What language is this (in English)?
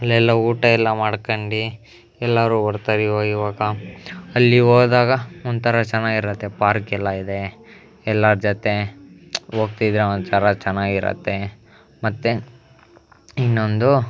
Kannada